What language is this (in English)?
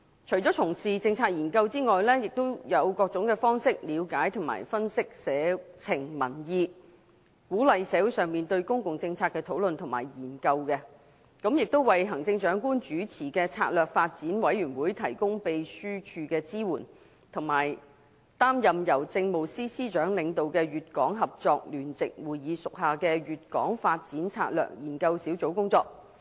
Cantonese